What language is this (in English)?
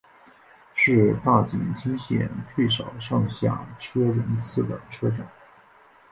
Chinese